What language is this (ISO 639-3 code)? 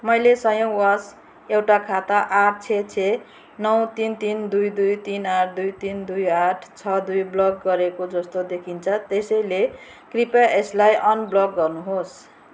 nep